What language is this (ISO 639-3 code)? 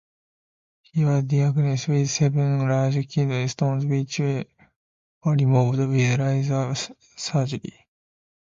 eng